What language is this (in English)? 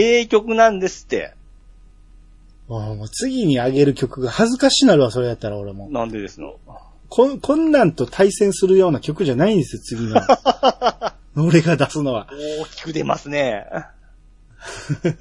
Japanese